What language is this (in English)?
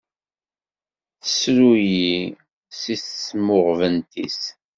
Kabyle